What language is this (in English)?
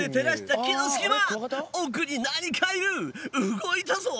Japanese